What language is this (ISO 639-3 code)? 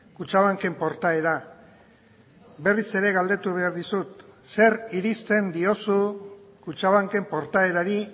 eus